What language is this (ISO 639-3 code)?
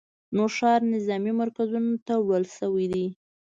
pus